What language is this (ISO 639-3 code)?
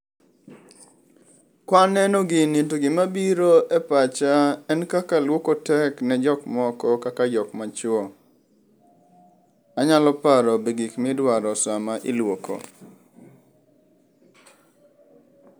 luo